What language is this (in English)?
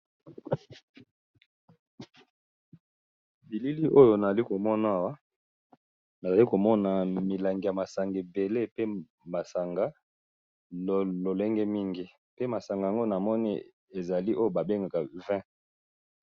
Lingala